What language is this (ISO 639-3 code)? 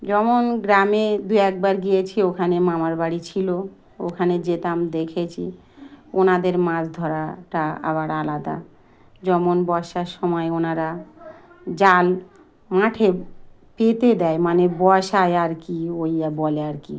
ben